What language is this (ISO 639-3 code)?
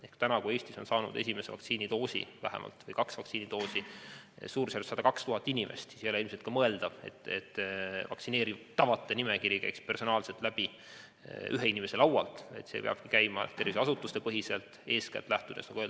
est